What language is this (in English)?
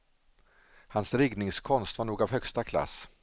Swedish